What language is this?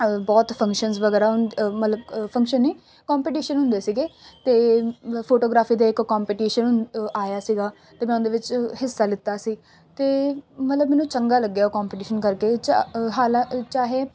Punjabi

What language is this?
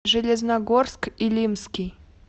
Russian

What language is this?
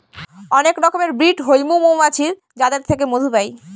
Bangla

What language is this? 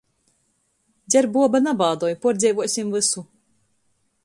Latgalian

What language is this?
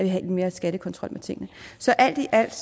Danish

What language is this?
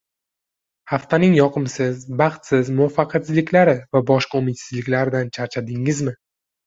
Uzbek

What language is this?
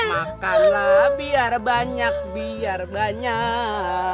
Indonesian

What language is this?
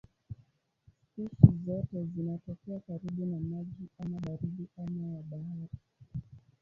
Swahili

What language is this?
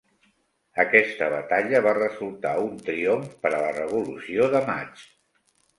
Catalan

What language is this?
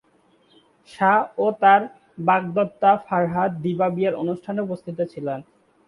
Bangla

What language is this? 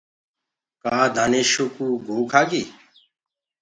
Gurgula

